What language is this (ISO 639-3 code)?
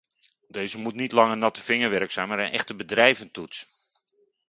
nld